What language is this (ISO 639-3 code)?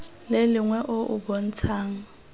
tsn